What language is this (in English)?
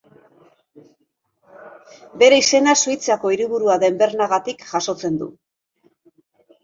Basque